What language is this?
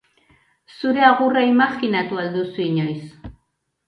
Basque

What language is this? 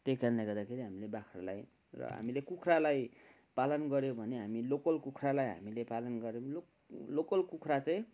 Nepali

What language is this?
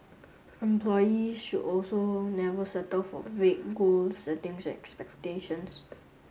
English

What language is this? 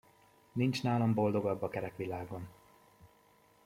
Hungarian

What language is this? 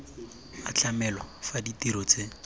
Tswana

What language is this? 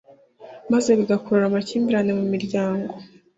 Kinyarwanda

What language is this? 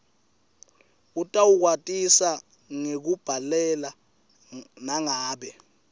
Swati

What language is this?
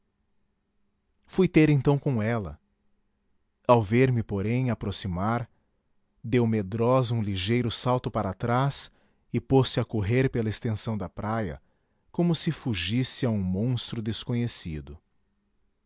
Portuguese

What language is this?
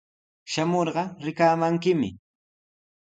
Sihuas Ancash Quechua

